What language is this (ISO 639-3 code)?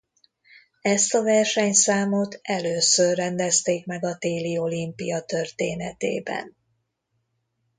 hun